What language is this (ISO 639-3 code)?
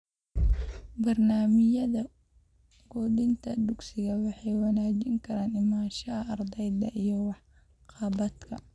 som